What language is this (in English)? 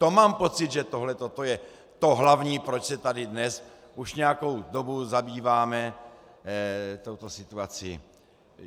Czech